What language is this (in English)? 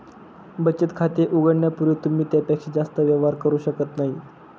Marathi